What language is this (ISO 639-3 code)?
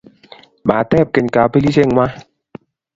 kln